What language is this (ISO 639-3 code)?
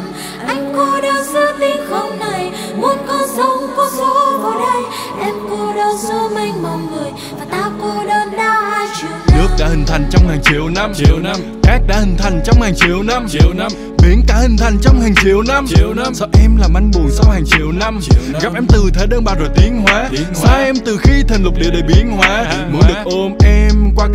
vie